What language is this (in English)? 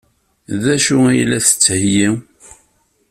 Kabyle